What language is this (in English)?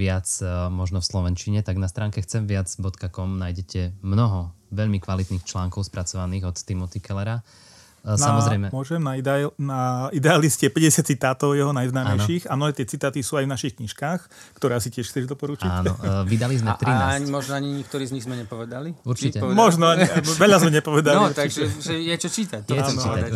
Slovak